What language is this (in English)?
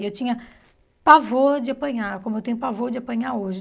Portuguese